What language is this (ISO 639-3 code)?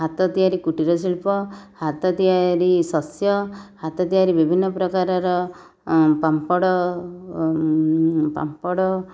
ori